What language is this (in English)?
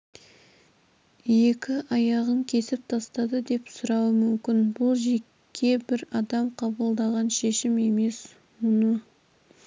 Kazakh